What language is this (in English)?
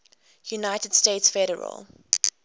English